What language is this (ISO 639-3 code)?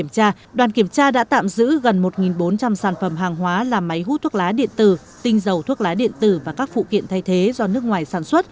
vie